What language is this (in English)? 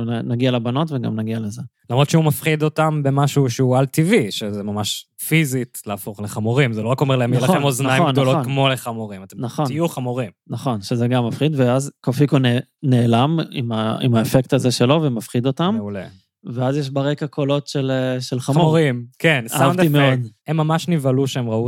Hebrew